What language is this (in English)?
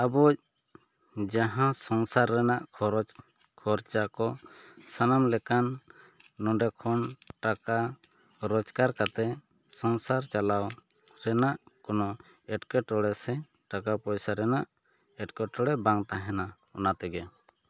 Santali